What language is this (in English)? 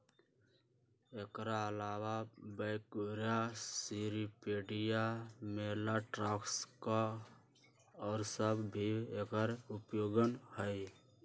Magahi